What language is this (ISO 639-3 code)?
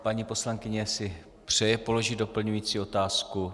ces